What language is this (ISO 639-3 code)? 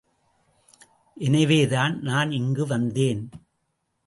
tam